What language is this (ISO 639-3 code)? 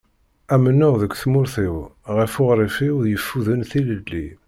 kab